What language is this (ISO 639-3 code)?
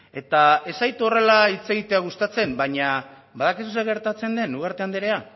eus